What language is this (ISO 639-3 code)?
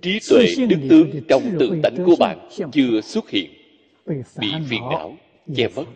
vie